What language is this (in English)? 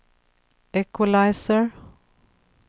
Swedish